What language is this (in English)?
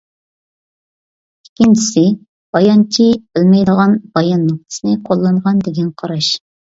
Uyghur